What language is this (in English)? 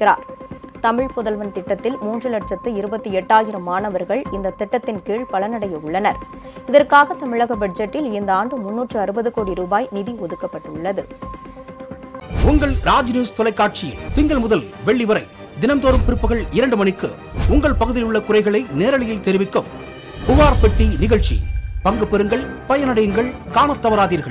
Korean